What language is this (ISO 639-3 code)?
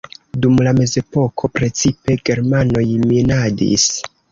epo